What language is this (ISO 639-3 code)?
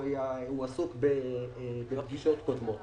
heb